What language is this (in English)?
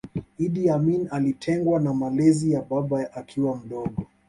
Swahili